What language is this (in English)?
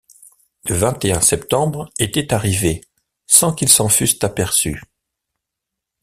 French